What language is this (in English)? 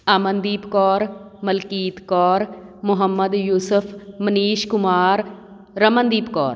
Punjabi